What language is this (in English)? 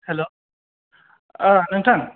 Bodo